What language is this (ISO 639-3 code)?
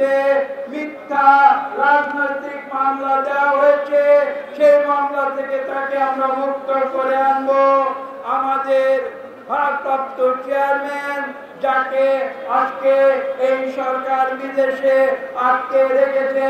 ron